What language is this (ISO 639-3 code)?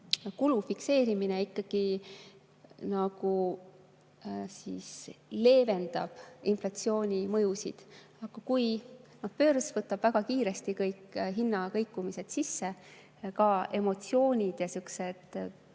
est